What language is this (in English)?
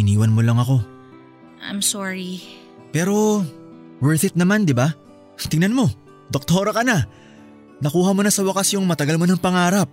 Filipino